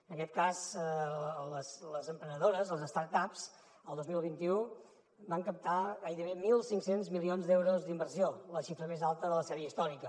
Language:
Catalan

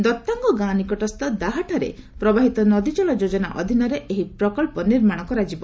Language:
Odia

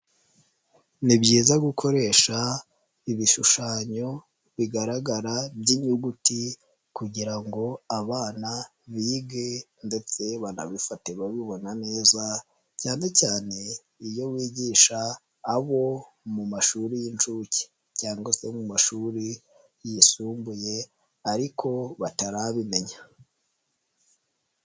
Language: Kinyarwanda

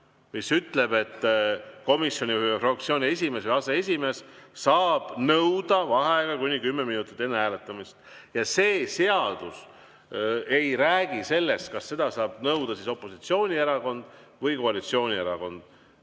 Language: Estonian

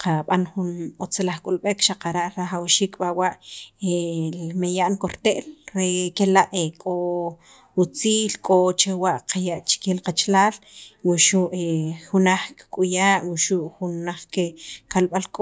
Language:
Sacapulteco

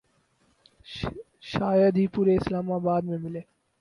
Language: Urdu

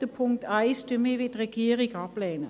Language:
Swiss German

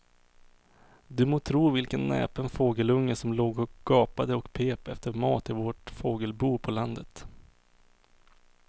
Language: Swedish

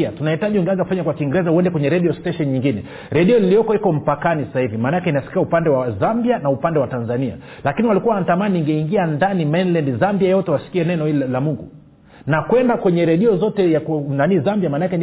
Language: Swahili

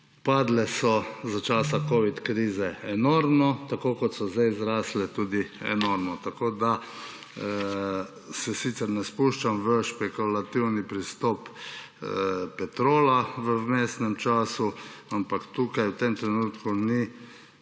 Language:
Slovenian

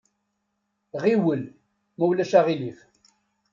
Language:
Kabyle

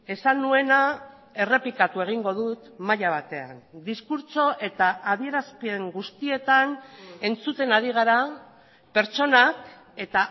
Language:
Basque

